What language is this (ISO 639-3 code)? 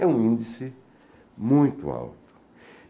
por